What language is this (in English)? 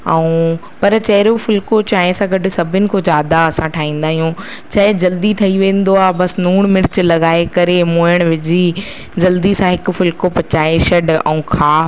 Sindhi